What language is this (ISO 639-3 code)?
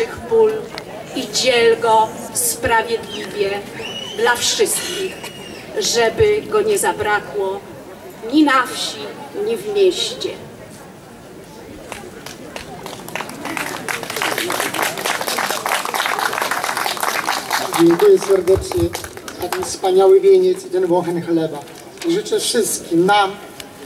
pol